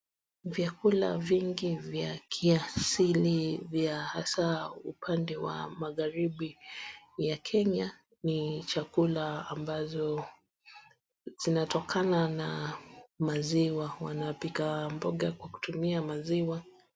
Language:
Swahili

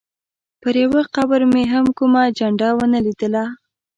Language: Pashto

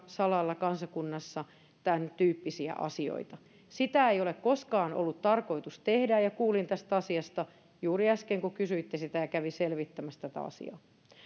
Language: Finnish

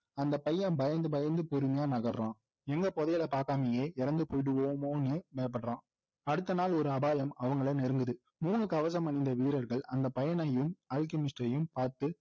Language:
Tamil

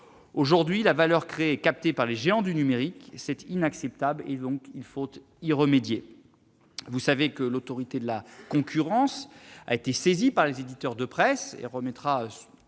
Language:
French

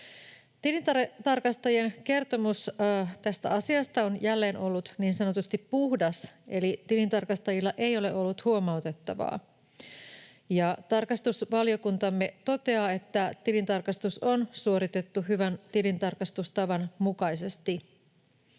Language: Finnish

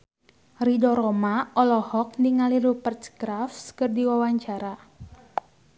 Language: Sundanese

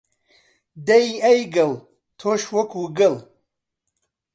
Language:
Central Kurdish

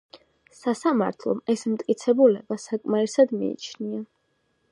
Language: Georgian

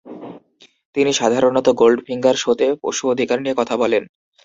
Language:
Bangla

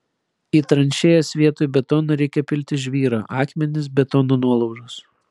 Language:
Lithuanian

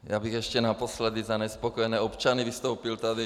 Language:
Czech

